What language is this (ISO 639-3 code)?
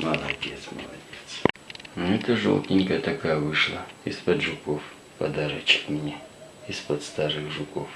rus